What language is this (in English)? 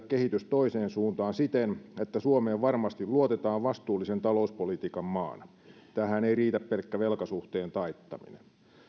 Finnish